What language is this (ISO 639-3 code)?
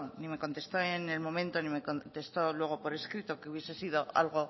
spa